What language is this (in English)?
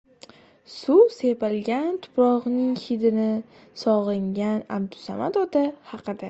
Uzbek